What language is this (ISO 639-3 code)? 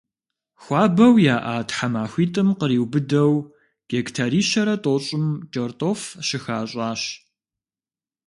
kbd